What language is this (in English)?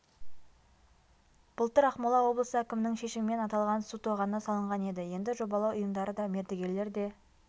Kazakh